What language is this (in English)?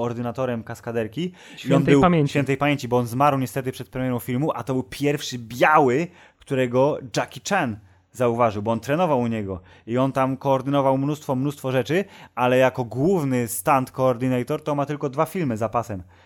Polish